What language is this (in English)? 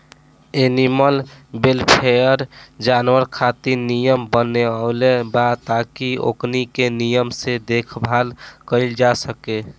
Bhojpuri